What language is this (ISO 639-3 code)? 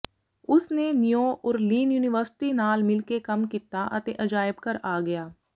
pan